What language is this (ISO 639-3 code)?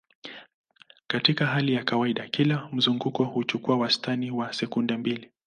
swa